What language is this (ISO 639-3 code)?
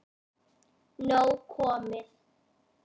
isl